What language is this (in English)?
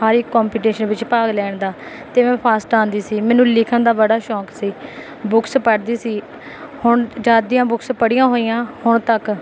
Punjabi